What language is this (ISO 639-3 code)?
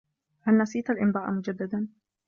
ara